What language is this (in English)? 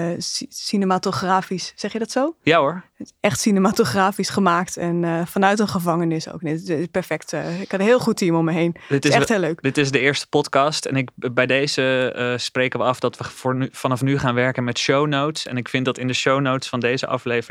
Dutch